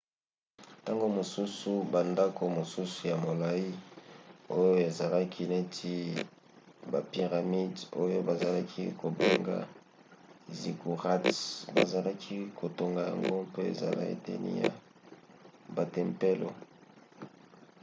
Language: Lingala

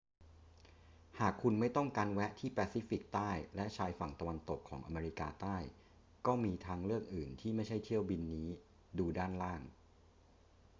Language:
Thai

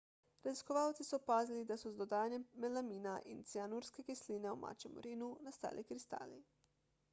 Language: Slovenian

